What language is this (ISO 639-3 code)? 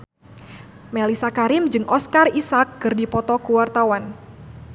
sun